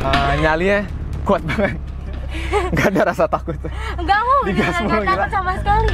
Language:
Indonesian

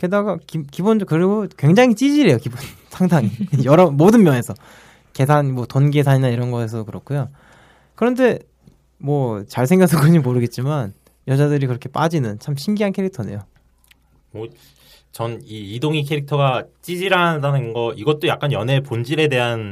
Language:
Korean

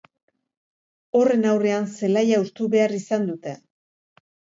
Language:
Basque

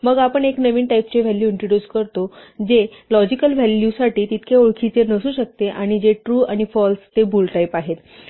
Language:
Marathi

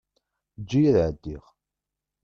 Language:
Kabyle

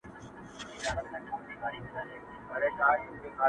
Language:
Pashto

